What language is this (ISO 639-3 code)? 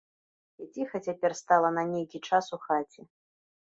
bel